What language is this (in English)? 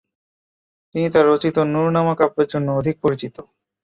Bangla